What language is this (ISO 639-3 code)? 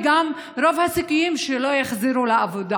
heb